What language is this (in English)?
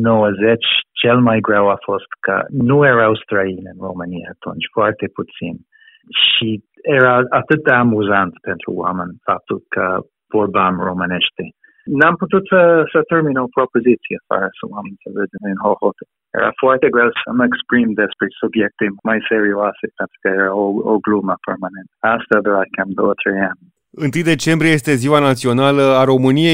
Romanian